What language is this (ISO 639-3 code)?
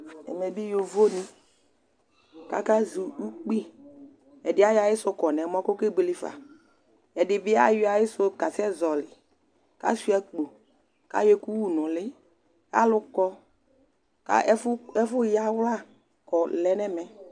kpo